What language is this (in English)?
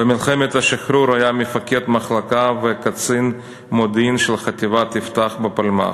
Hebrew